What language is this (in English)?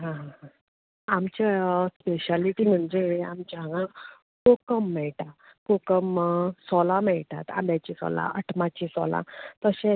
Konkani